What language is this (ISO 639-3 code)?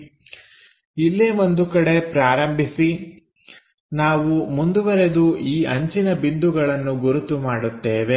kan